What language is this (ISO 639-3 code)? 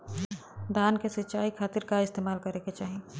bho